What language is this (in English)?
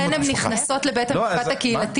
Hebrew